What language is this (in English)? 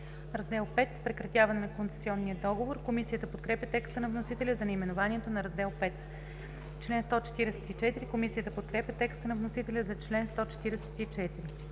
Bulgarian